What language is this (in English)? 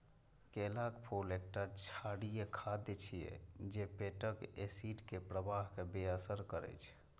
Maithili